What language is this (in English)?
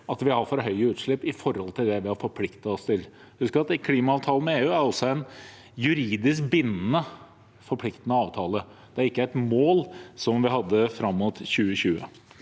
Norwegian